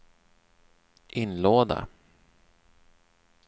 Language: Swedish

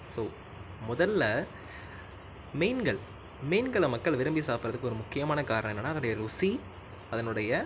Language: Tamil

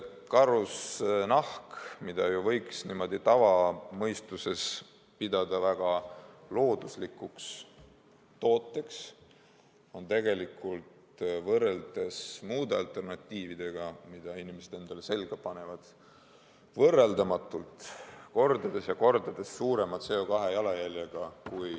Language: Estonian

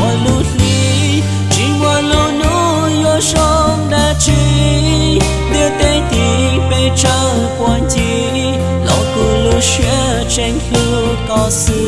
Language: Vietnamese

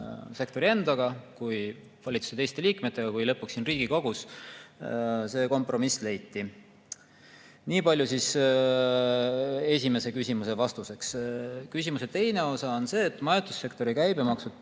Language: Estonian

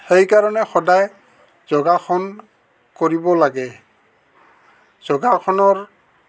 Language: Assamese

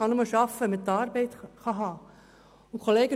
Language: Swiss German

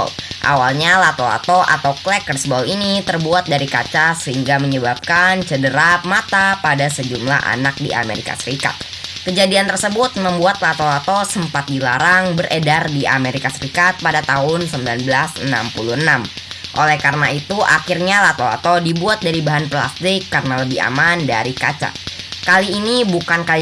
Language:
Indonesian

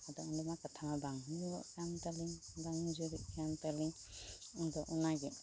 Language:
Santali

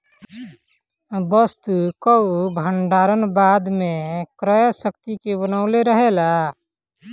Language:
Bhojpuri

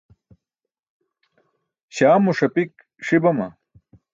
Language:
Burushaski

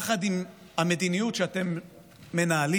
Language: Hebrew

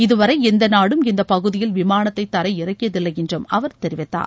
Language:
Tamil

